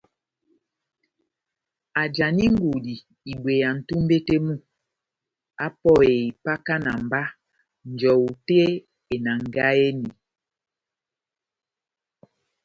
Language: Batanga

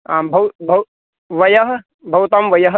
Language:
Sanskrit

